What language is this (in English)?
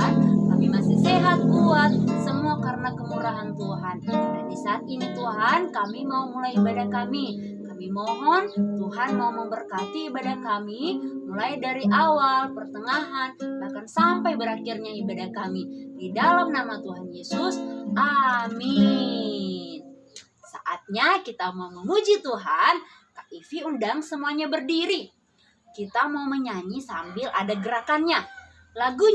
Indonesian